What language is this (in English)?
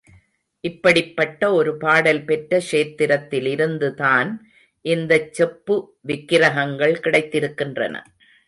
Tamil